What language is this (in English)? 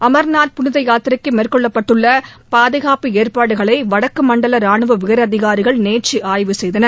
Tamil